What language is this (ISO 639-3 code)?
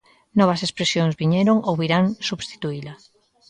glg